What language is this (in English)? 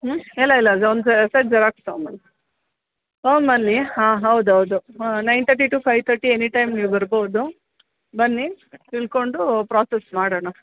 Kannada